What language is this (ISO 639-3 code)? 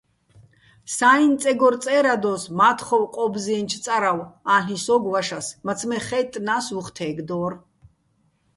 bbl